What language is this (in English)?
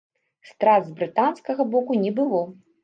Belarusian